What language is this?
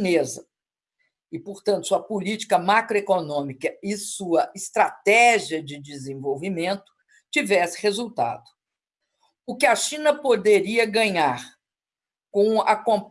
Portuguese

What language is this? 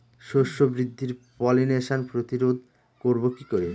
Bangla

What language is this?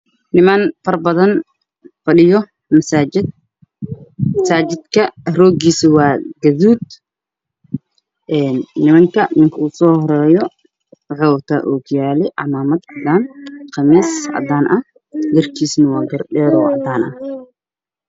Somali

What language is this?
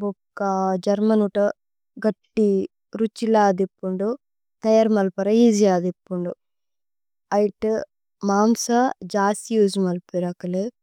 Tulu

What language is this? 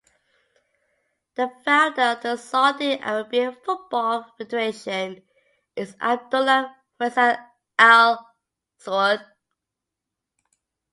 English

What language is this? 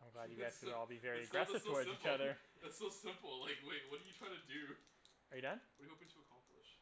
English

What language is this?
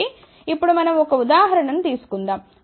Telugu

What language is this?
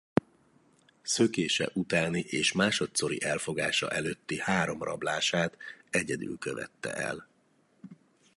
Hungarian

